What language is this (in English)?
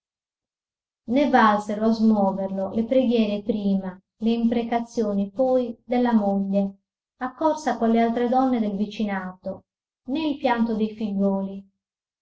Italian